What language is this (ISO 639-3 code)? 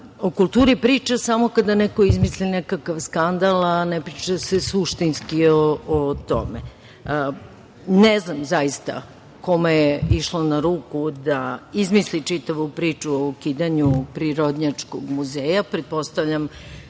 srp